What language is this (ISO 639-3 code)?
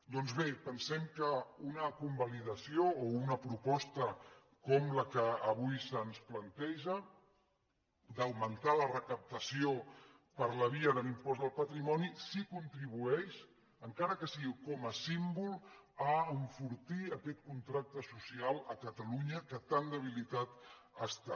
cat